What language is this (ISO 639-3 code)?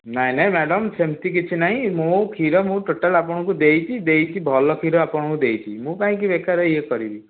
ori